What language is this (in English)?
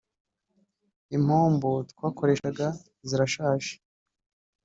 Kinyarwanda